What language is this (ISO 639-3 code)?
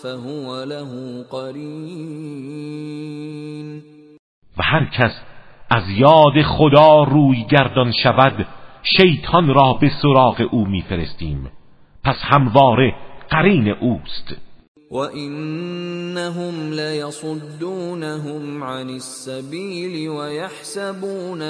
fas